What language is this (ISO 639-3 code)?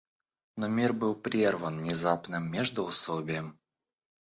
rus